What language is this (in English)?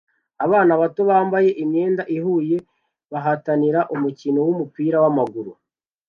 Kinyarwanda